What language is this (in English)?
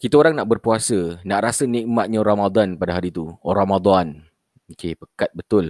Malay